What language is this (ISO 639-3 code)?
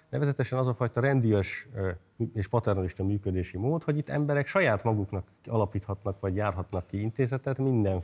hun